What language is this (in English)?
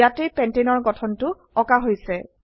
Assamese